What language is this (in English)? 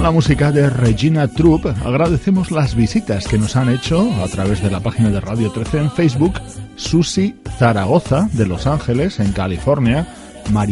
Spanish